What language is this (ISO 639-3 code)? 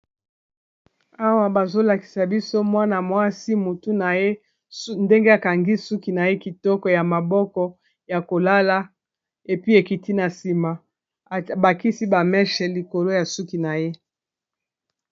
lin